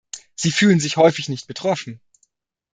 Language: German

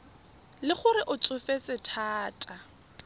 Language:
Tswana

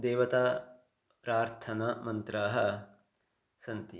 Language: Sanskrit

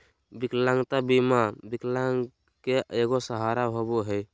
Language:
Magahi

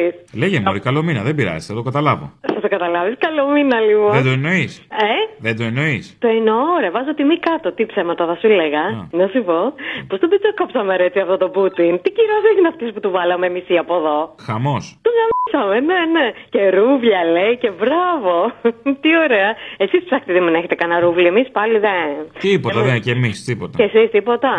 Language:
Greek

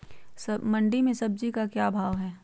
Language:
Magahi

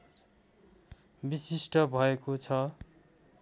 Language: Nepali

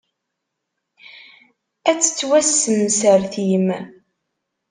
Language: Kabyle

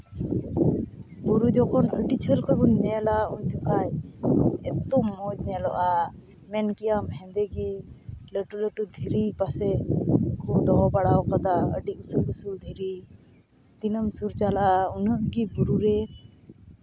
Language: Santali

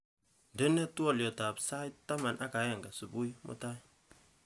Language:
Kalenjin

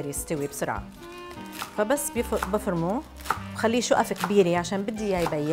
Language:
Arabic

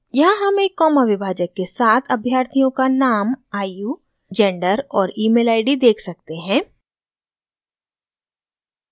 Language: Hindi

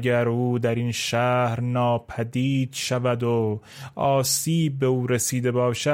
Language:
Persian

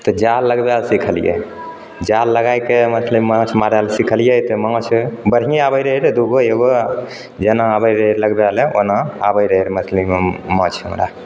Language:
Maithili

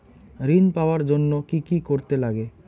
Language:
Bangla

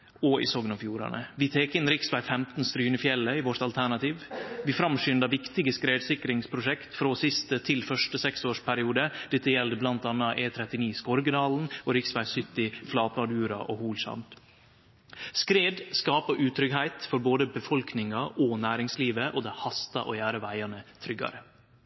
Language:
Norwegian Nynorsk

